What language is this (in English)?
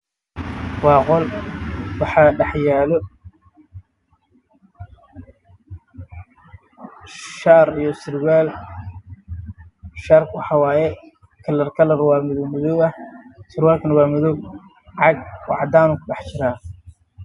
Somali